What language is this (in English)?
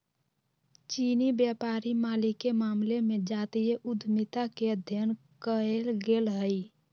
Magahi